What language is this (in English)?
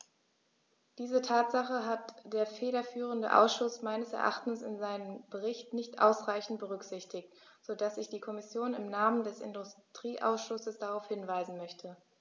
German